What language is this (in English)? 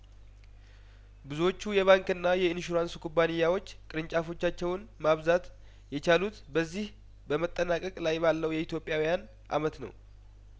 Amharic